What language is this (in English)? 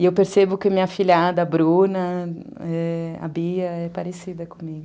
Portuguese